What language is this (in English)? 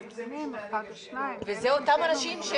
Hebrew